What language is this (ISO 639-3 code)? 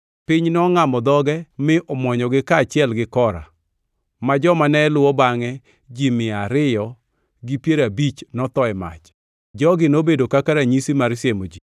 luo